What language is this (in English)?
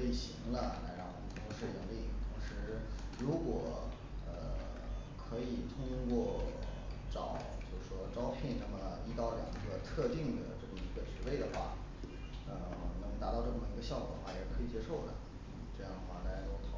Chinese